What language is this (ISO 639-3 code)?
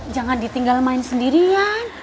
ind